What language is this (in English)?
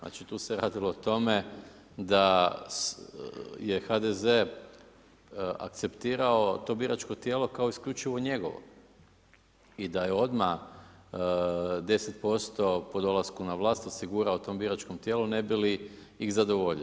Croatian